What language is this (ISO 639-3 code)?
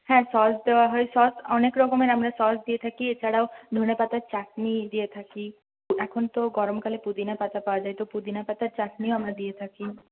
ben